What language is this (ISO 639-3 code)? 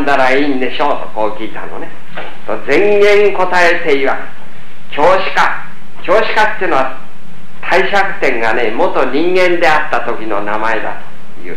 jpn